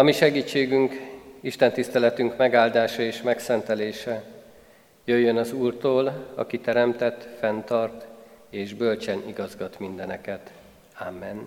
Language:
Hungarian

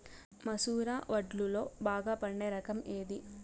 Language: Telugu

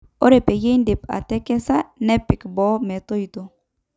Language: Masai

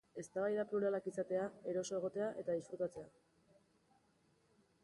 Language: Basque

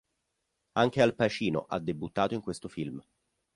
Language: Italian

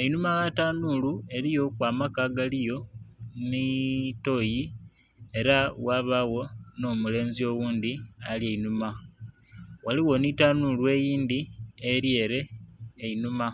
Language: Soga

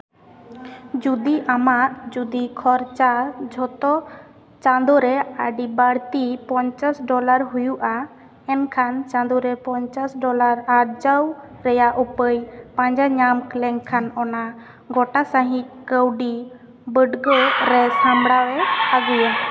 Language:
Santali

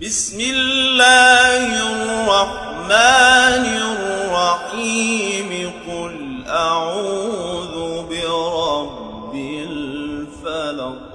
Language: Arabic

